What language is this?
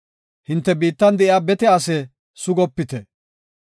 Gofa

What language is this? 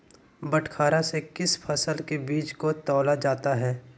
Magahi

